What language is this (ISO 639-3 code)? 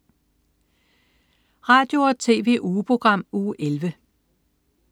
dan